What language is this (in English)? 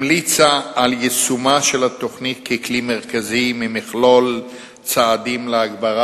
Hebrew